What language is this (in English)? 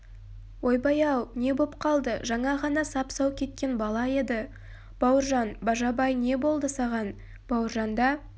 Kazakh